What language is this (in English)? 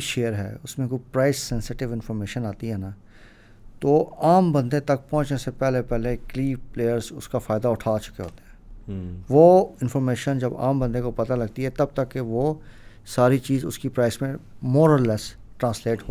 Urdu